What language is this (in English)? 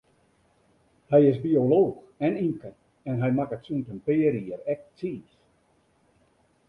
Western Frisian